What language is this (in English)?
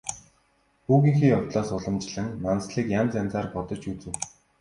Mongolian